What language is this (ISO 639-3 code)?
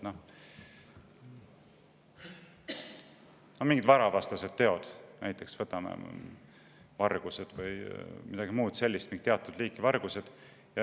est